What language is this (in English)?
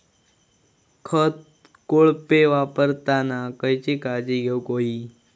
Marathi